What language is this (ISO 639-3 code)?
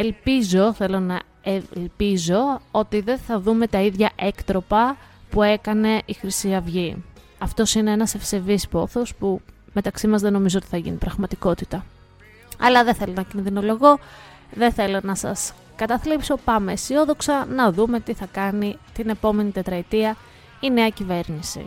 ell